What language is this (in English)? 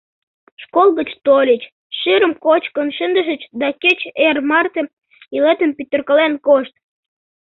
Mari